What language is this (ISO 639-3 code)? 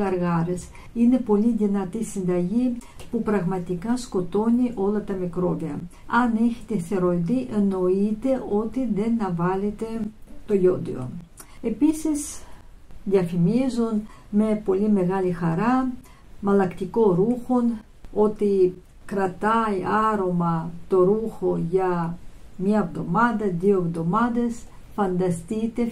ell